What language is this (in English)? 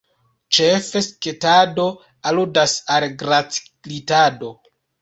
Esperanto